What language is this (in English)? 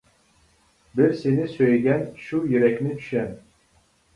Uyghur